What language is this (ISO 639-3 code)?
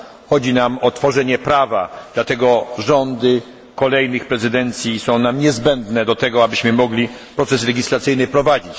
pol